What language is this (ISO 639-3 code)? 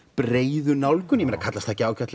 isl